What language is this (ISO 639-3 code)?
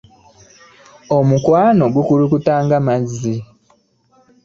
lug